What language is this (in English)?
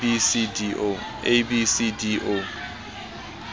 Southern Sotho